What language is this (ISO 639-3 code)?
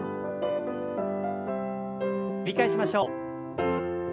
jpn